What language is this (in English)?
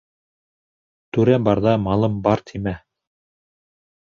Bashkir